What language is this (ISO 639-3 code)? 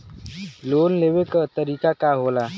bho